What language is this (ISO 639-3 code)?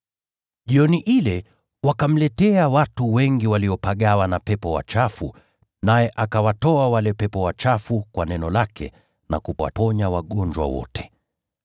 swa